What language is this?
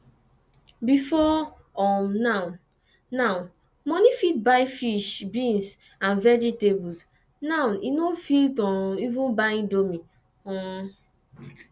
Nigerian Pidgin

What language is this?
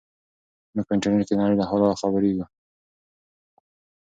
Pashto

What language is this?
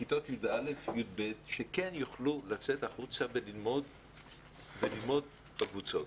Hebrew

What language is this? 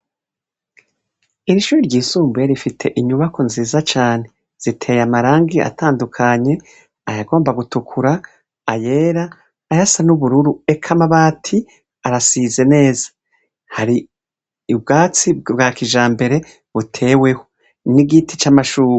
Rundi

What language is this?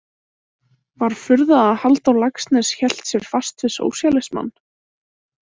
Icelandic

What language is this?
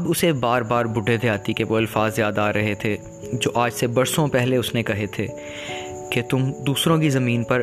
Urdu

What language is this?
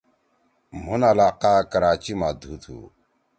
Torwali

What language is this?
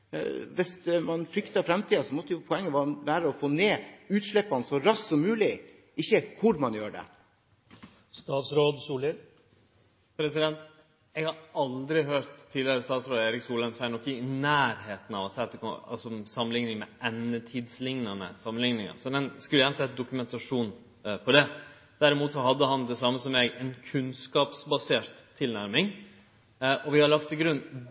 Norwegian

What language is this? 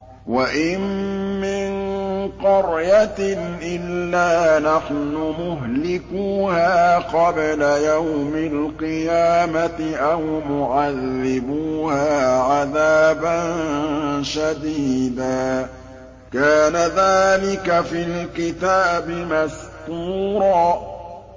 Arabic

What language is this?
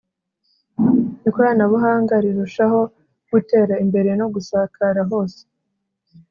Kinyarwanda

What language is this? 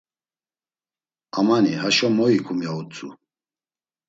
Laz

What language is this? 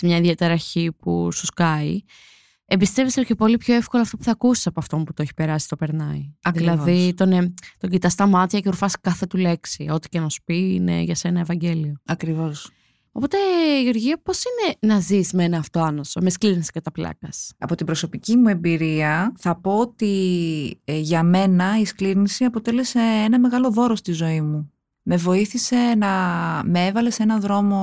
Greek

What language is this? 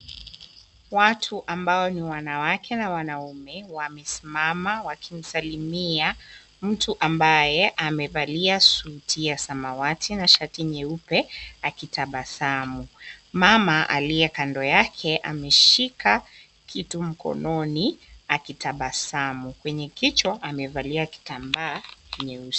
Swahili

